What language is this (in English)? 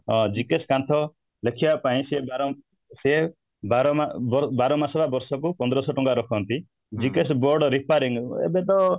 Odia